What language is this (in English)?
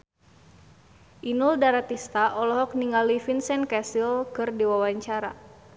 Sundanese